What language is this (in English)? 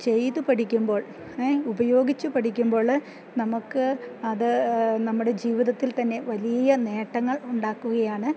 Malayalam